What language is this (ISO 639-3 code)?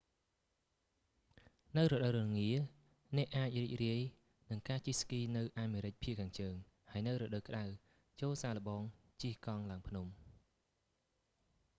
khm